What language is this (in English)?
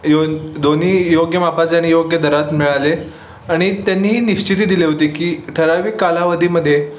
Marathi